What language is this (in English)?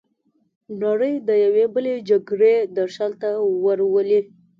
Pashto